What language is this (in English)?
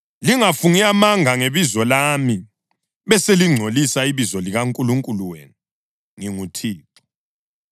North Ndebele